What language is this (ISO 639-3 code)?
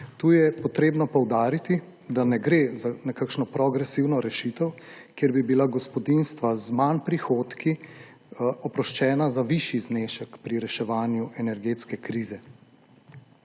slv